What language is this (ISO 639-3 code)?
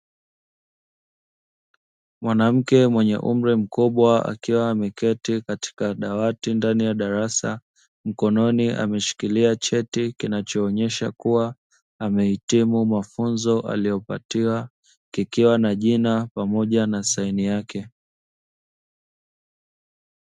swa